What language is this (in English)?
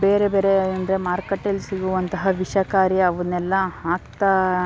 Kannada